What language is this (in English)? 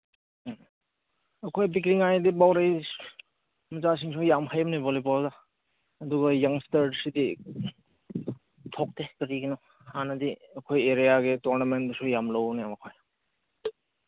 Manipuri